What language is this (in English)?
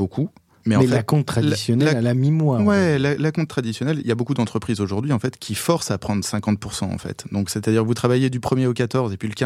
French